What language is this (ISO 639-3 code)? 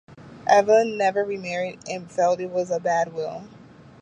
eng